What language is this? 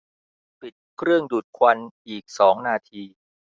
Thai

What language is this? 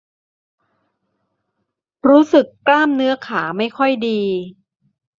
Thai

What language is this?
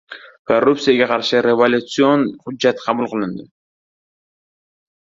Uzbek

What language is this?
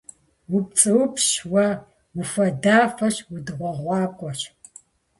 Kabardian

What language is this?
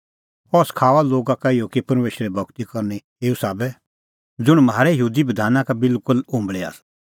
Kullu Pahari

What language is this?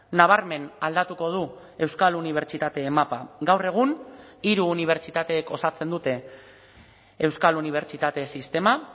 Basque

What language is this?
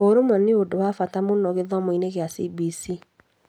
Kikuyu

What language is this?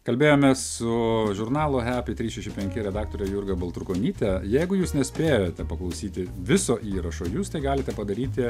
Lithuanian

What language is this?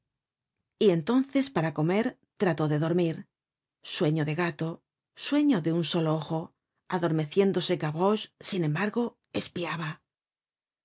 Spanish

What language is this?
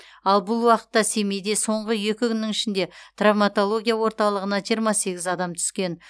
Kazakh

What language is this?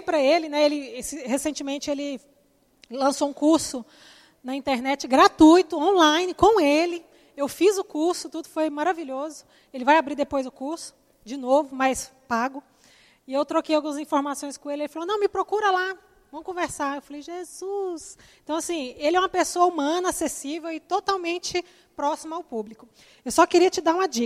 Portuguese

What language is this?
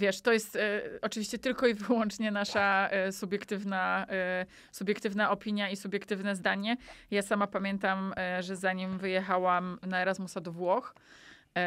Polish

